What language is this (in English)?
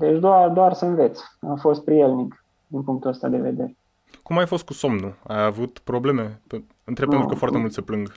Romanian